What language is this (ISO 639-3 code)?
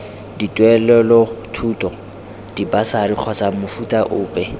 tsn